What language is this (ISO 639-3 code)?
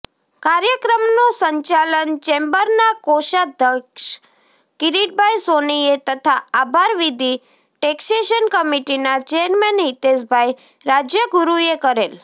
guj